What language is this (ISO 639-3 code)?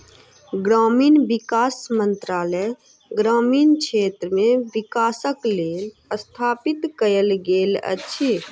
mai